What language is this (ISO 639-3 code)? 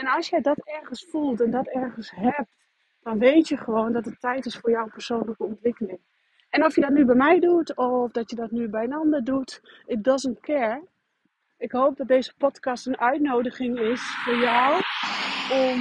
nld